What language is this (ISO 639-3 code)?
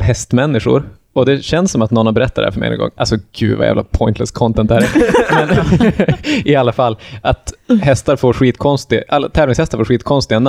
swe